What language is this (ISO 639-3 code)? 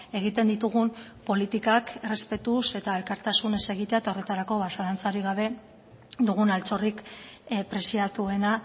eus